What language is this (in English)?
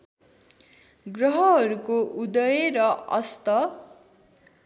Nepali